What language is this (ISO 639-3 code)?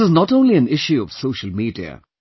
eng